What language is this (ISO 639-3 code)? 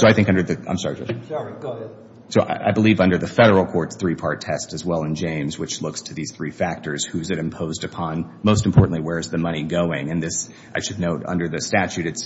eng